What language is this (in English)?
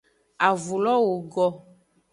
Aja (Benin)